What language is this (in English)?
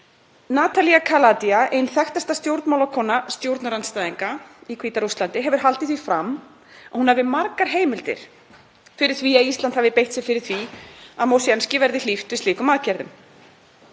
Icelandic